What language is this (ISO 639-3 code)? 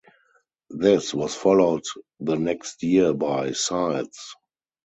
eng